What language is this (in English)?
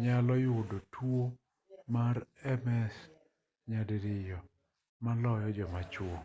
Luo (Kenya and Tanzania)